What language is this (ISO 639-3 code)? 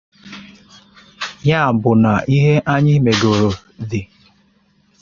ibo